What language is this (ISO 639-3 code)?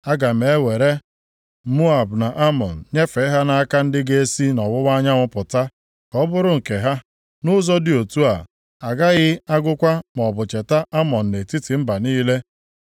ibo